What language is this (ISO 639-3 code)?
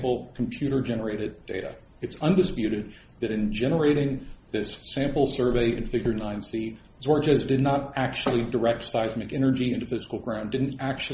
eng